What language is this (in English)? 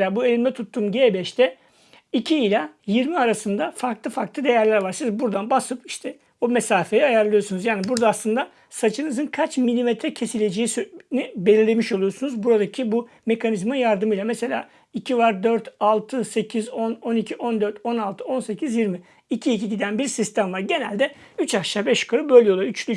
Turkish